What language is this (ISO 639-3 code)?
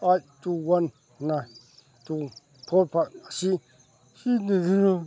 mni